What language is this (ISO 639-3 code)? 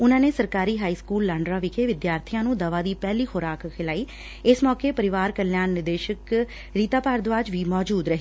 pan